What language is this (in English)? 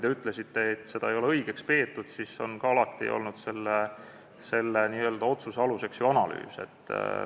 Estonian